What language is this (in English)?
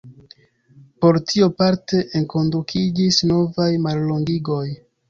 Esperanto